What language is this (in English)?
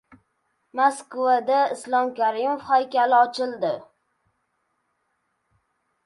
Uzbek